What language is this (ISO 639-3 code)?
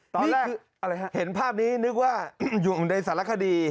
tha